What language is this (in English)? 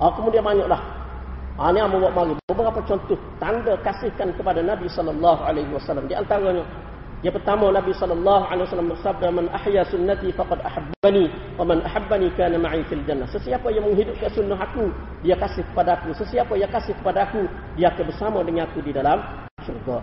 Malay